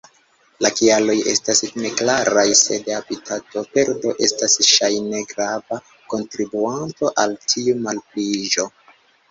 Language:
Esperanto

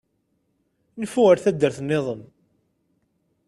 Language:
Kabyle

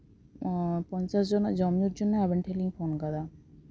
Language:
Santali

